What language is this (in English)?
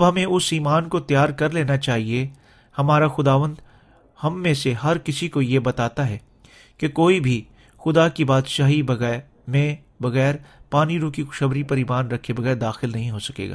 Urdu